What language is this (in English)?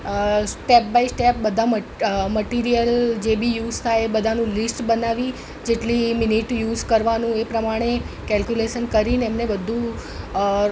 Gujarati